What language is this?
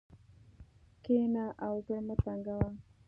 Pashto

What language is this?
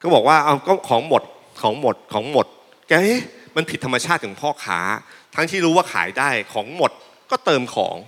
Thai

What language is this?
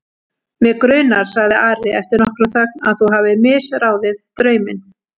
Icelandic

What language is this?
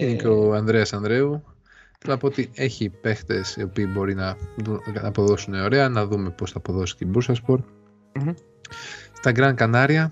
Greek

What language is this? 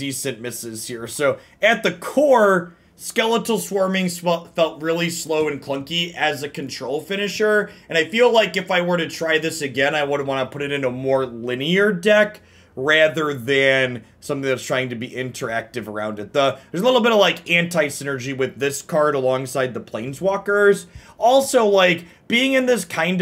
English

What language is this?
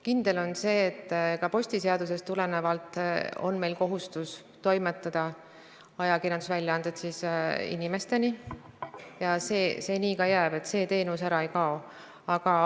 Estonian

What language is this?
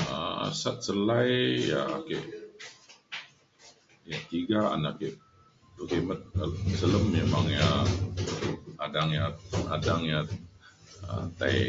Mainstream Kenyah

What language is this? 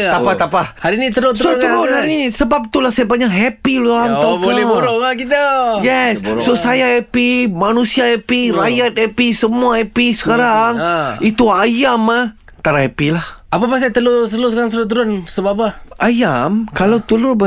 Malay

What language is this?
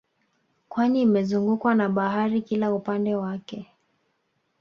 Swahili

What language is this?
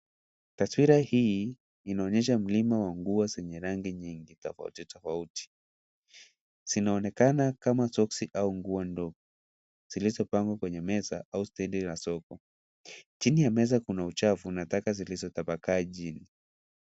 Swahili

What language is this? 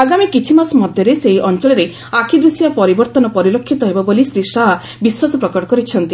Odia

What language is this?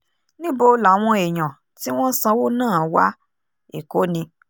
Yoruba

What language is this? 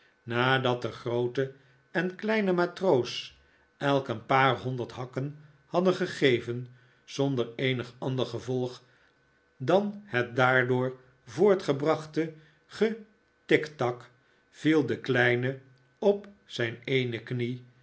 Dutch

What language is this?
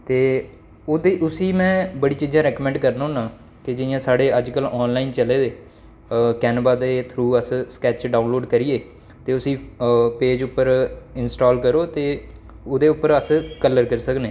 Dogri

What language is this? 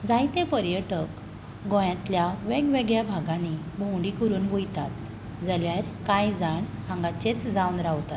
Konkani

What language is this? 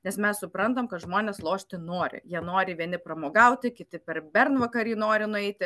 Lithuanian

